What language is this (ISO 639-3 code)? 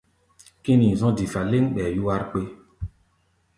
gba